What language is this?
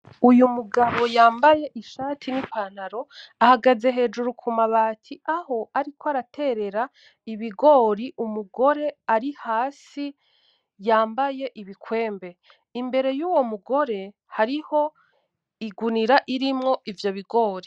Rundi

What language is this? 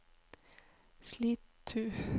Norwegian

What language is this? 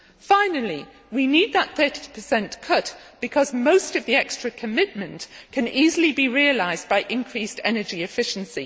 English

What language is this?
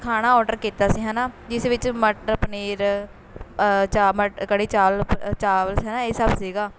Punjabi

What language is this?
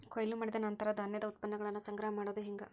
Kannada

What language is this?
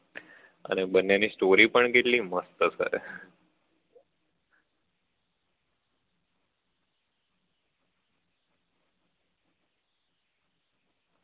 Gujarati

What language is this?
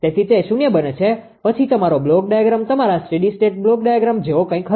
Gujarati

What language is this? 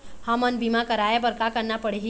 Chhattisgarhi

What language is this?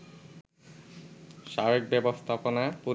Bangla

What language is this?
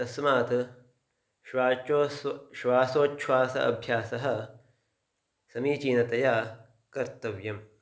Sanskrit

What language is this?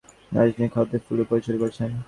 Bangla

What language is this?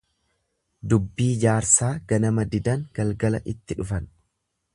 Oromo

